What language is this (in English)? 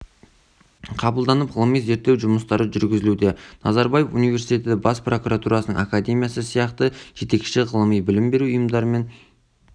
Kazakh